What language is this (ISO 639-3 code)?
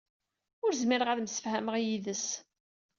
kab